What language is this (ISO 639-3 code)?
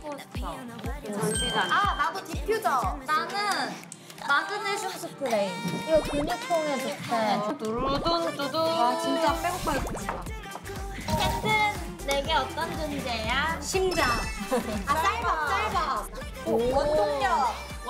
kor